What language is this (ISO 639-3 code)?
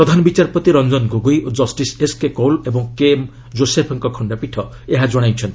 ori